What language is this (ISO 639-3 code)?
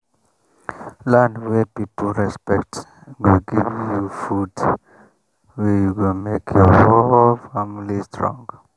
pcm